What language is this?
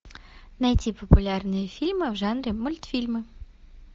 Russian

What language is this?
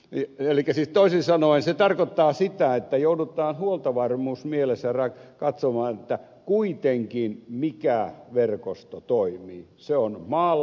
Finnish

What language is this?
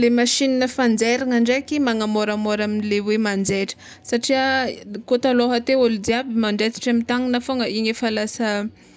Tsimihety Malagasy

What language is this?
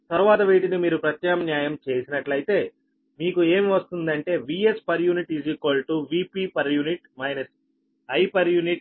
Telugu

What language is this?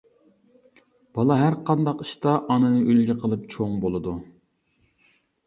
Uyghur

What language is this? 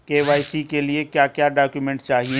Hindi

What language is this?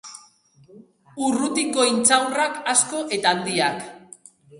Basque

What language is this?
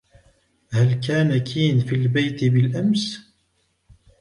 Arabic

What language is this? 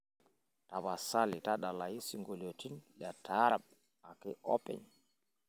Masai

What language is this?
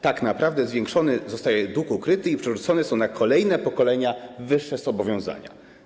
Polish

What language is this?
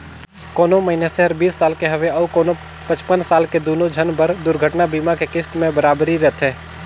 Chhattisgarhi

